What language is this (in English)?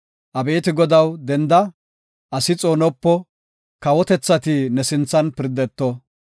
Gofa